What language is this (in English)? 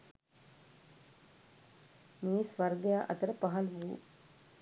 Sinhala